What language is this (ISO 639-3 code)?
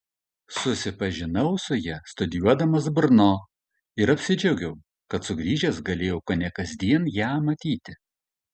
lit